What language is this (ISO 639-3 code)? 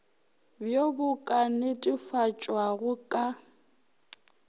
nso